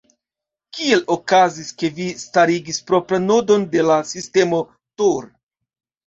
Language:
Esperanto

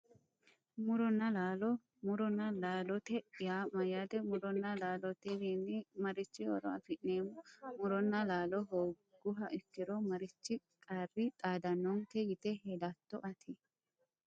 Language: Sidamo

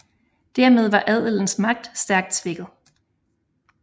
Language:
Danish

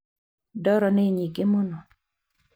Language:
Kikuyu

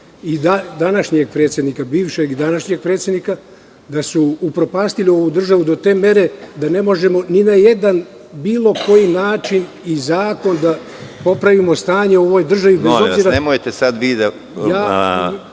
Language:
Serbian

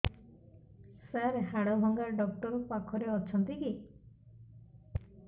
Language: Odia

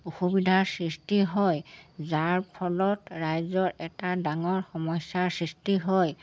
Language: Assamese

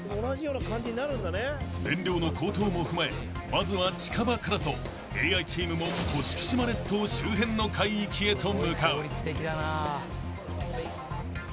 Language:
Japanese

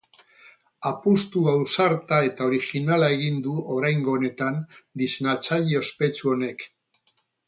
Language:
Basque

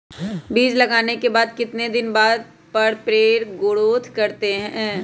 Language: Magahi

